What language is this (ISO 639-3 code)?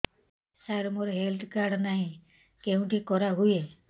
ori